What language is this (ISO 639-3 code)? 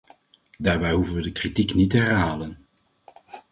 nld